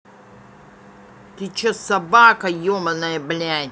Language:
Russian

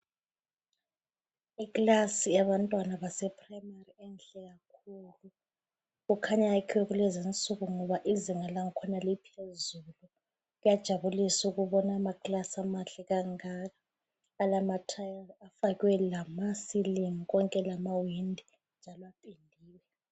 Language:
North Ndebele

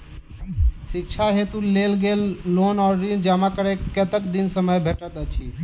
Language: Maithili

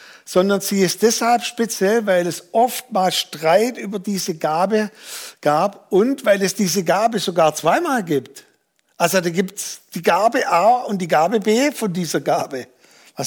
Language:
German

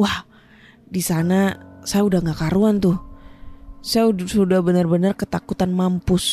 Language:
Indonesian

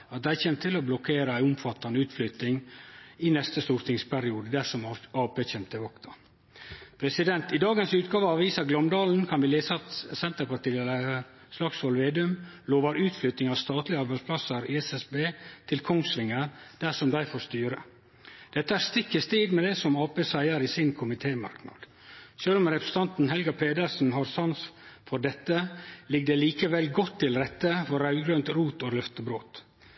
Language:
Norwegian Nynorsk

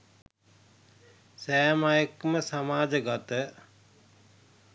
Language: Sinhala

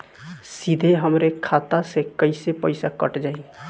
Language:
Bhojpuri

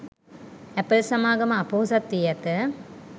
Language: Sinhala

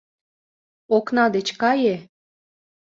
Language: Mari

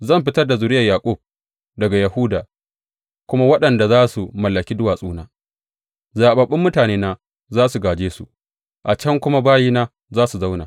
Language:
Hausa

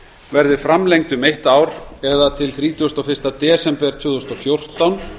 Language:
Icelandic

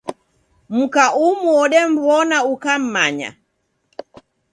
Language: Taita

